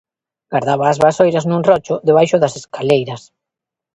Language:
Galician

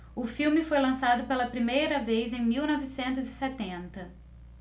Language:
Portuguese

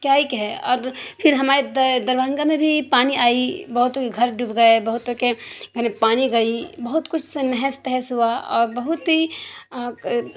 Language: Urdu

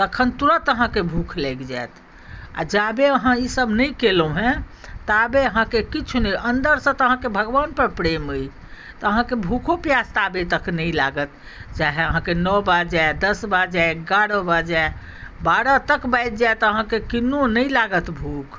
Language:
Maithili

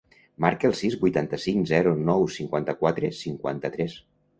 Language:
Catalan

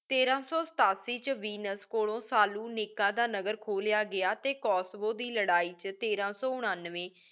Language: Punjabi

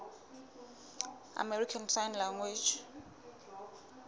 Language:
Southern Sotho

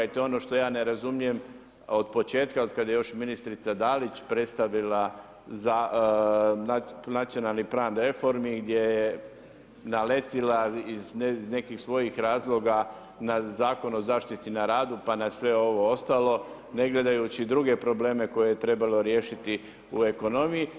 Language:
Croatian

